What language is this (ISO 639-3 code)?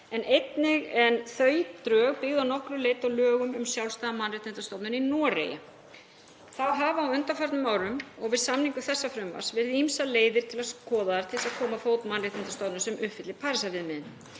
isl